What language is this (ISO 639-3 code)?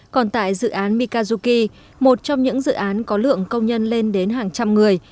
vie